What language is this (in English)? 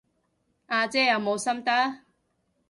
Cantonese